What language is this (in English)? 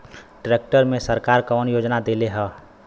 Bhojpuri